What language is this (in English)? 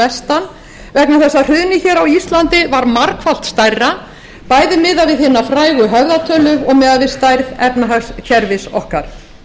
Icelandic